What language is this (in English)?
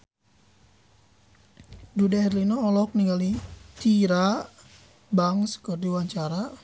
Sundanese